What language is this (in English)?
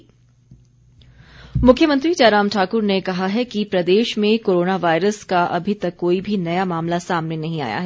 Hindi